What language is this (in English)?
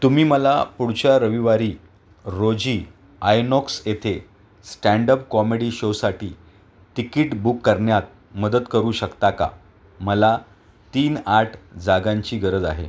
Marathi